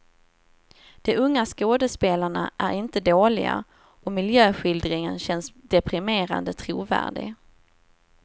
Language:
Swedish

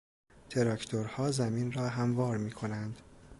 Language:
Persian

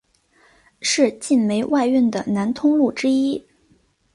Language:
Chinese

